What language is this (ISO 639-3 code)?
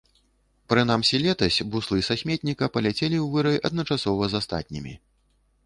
bel